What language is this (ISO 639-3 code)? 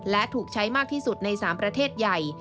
tha